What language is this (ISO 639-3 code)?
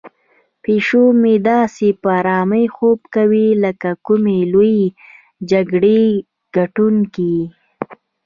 pus